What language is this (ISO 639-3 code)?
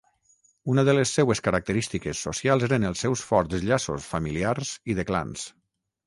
cat